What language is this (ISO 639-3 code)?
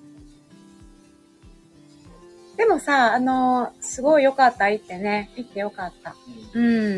jpn